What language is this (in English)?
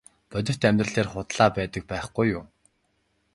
Mongolian